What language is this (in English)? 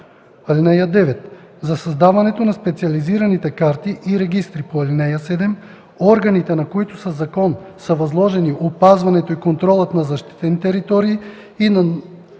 Bulgarian